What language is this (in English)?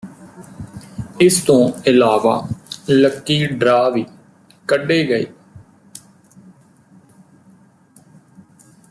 Punjabi